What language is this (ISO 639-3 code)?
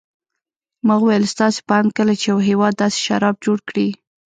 pus